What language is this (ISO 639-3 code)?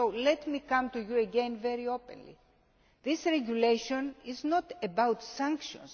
eng